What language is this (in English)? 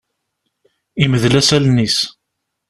Kabyle